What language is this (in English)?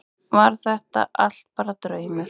Icelandic